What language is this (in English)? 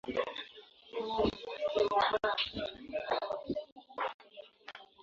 Swahili